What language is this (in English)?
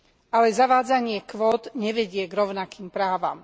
Slovak